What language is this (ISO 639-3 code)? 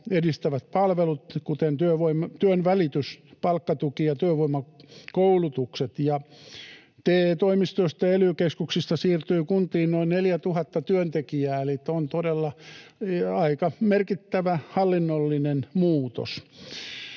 fin